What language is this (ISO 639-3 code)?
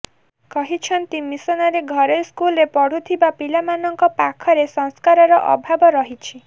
ori